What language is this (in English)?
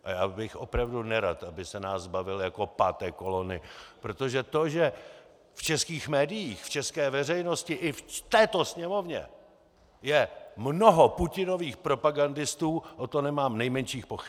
Czech